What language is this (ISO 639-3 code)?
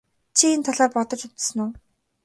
mon